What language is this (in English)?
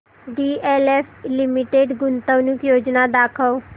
Marathi